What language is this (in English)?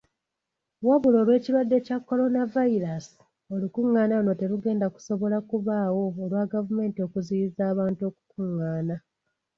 Ganda